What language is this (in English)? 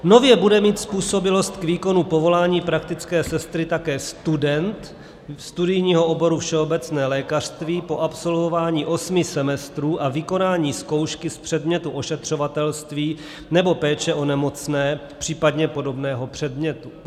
Czech